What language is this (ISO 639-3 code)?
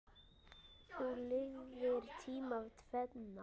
isl